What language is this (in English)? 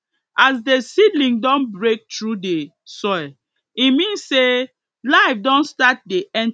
Nigerian Pidgin